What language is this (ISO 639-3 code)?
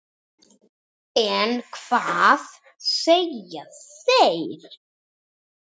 isl